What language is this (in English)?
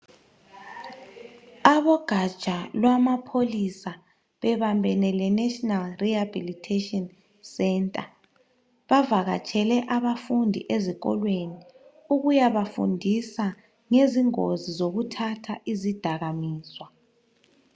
North Ndebele